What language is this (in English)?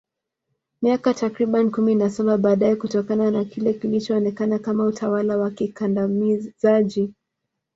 Swahili